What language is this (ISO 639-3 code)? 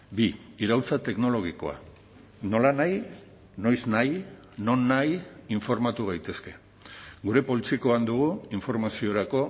eus